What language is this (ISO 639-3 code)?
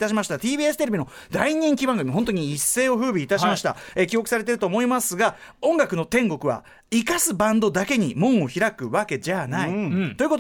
jpn